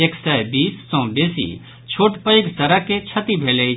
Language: Maithili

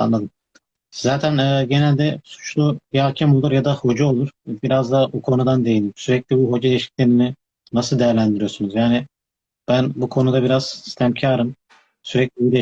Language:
Turkish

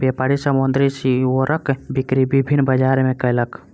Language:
Maithili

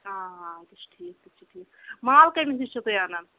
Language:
Kashmiri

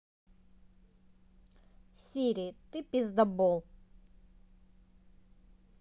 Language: Russian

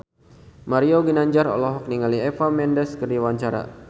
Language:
Sundanese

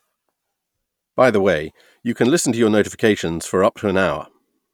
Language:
English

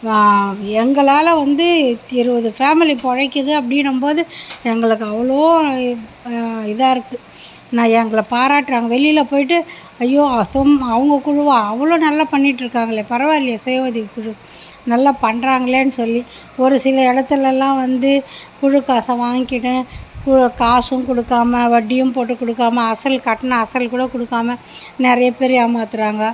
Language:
Tamil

